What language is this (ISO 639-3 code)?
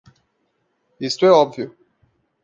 por